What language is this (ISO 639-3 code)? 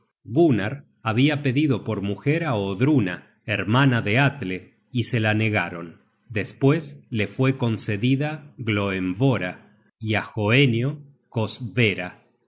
spa